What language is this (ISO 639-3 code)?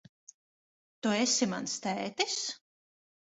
lav